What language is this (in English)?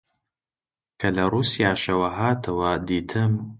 Central Kurdish